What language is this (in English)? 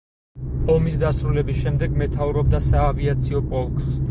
Georgian